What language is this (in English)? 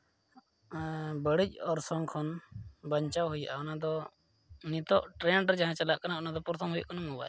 Santali